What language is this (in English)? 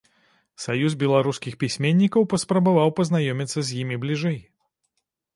Belarusian